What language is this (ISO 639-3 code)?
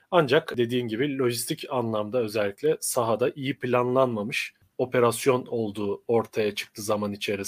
tur